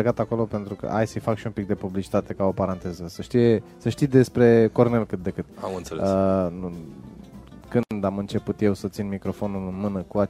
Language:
Romanian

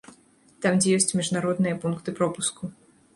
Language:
Belarusian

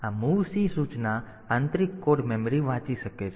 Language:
Gujarati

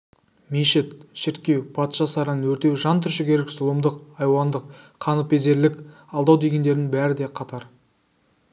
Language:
Kazakh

